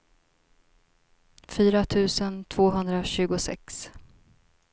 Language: Swedish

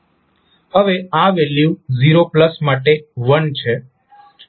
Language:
Gujarati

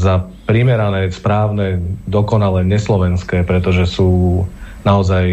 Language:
Slovak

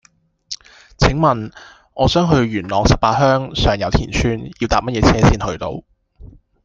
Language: Cantonese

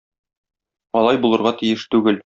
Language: Tatar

